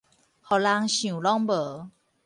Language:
Min Nan Chinese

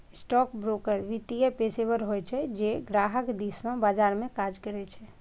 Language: Maithili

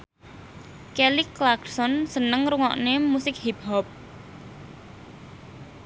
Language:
Javanese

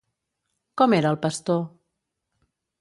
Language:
Catalan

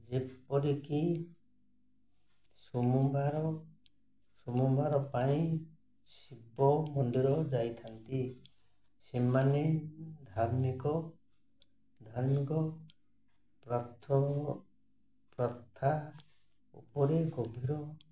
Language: Odia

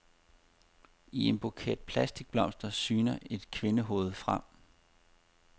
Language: Danish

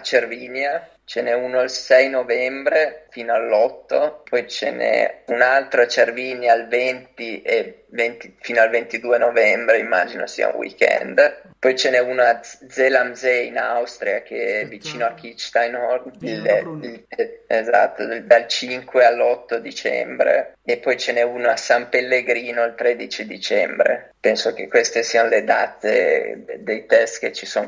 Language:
Italian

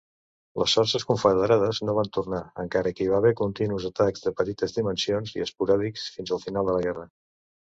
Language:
Catalan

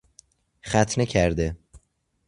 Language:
Persian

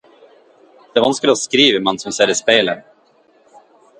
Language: Norwegian Bokmål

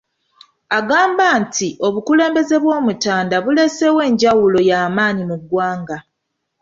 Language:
Ganda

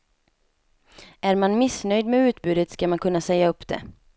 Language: Swedish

